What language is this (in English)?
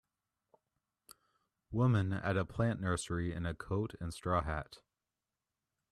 English